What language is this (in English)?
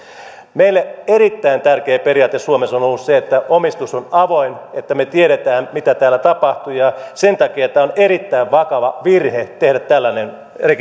Finnish